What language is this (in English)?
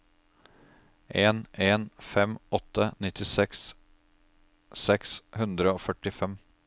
Norwegian